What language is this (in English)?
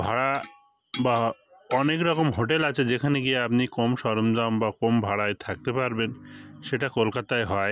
Bangla